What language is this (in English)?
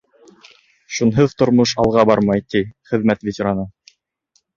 Bashkir